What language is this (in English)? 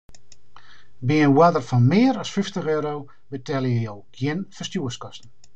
Western Frisian